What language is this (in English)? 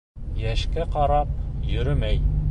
Bashkir